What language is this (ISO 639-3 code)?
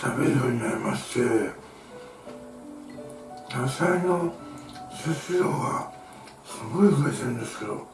jpn